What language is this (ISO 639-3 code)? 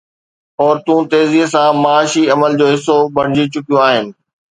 snd